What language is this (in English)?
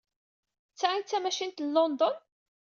Kabyle